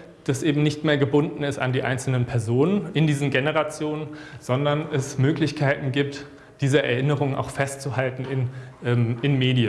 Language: German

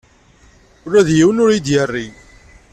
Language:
Kabyle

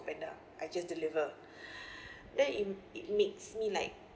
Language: English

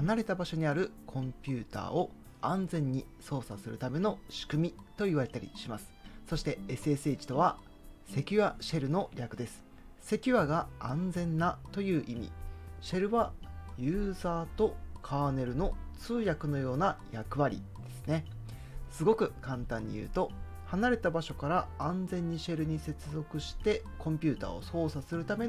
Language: Japanese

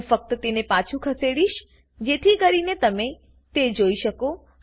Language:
Gujarati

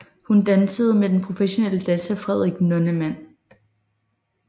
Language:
Danish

